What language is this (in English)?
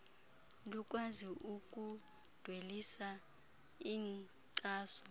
Xhosa